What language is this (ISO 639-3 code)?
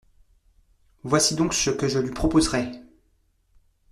fra